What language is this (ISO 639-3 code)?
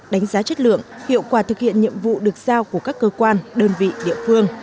vie